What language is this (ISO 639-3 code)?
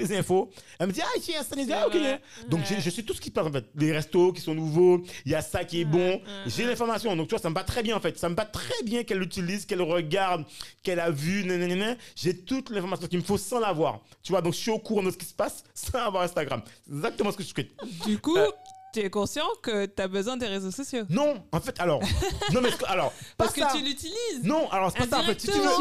fra